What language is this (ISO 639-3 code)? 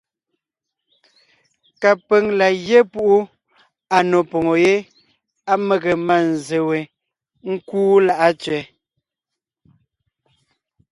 nnh